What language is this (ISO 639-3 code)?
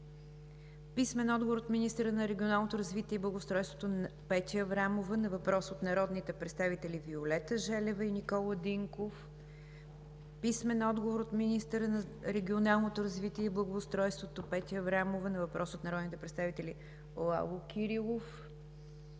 bul